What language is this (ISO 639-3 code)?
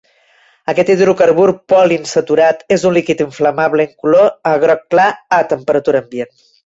cat